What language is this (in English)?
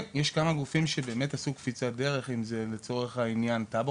Hebrew